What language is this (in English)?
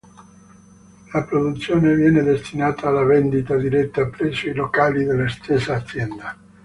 Italian